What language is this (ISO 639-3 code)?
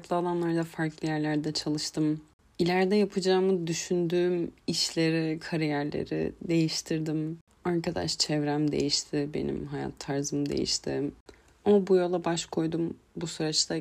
tur